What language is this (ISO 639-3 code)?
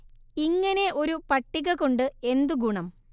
mal